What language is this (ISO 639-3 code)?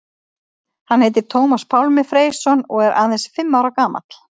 isl